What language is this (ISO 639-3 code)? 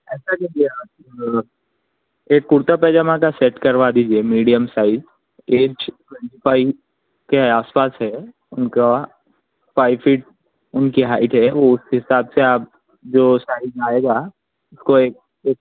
urd